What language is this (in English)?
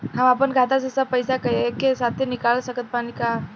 Bhojpuri